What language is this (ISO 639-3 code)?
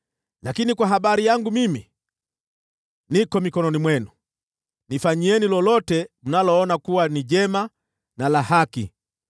swa